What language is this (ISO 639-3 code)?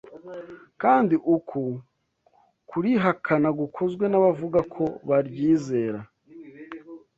kin